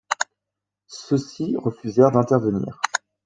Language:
French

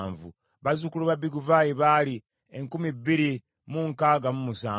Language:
Ganda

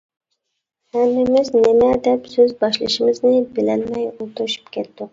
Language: Uyghur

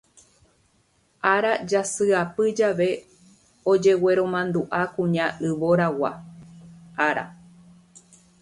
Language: Guarani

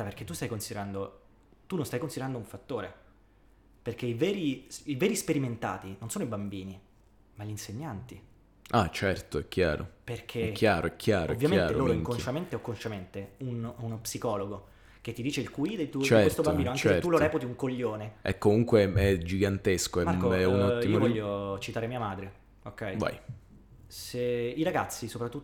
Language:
Italian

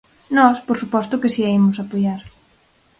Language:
Galician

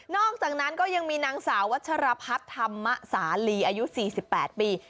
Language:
Thai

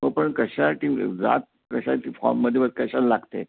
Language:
Marathi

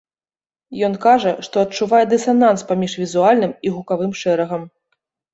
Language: Belarusian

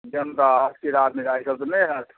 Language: Maithili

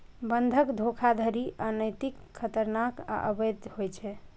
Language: Maithili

